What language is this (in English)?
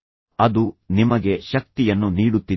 Kannada